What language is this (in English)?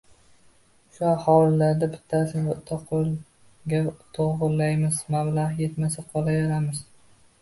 Uzbek